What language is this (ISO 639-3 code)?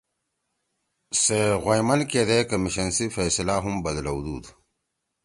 trw